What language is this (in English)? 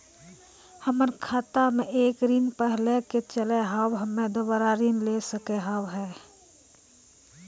Maithili